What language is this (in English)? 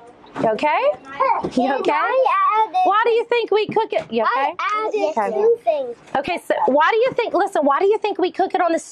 English